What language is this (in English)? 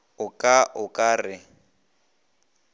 Northern Sotho